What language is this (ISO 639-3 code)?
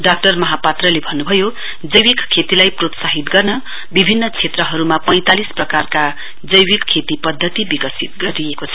nep